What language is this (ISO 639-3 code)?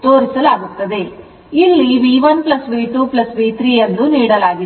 kan